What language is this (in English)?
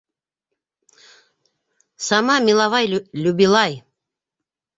Bashkir